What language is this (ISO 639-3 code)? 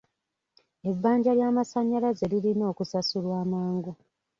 lug